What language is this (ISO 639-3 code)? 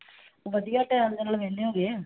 pan